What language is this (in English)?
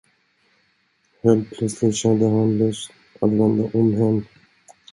Swedish